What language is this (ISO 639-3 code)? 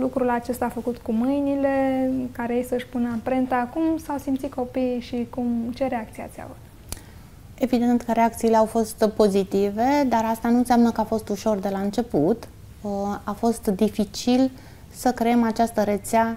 ron